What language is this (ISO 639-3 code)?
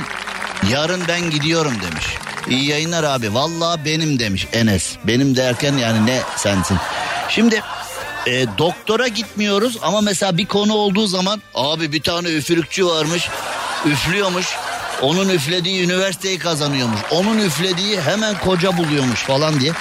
tur